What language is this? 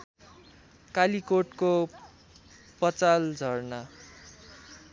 Nepali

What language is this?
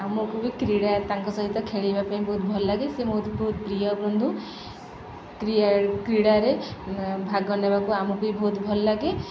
Odia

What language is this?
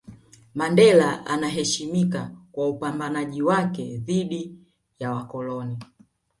Swahili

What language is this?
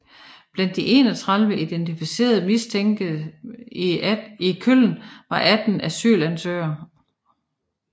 Danish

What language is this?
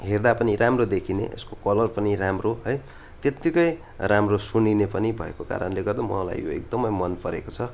Nepali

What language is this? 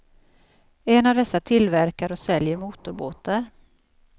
Swedish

